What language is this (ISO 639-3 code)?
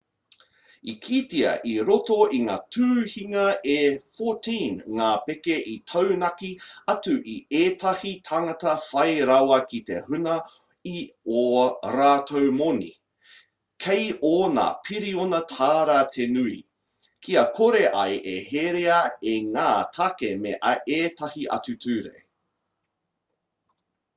mri